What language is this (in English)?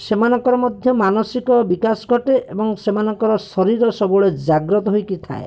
Odia